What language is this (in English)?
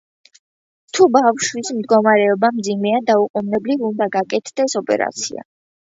Georgian